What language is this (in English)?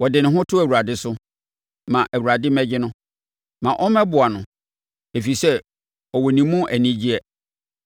Akan